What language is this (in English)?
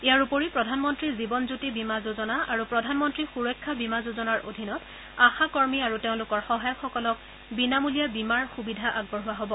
Assamese